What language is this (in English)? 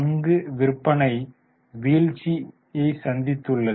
Tamil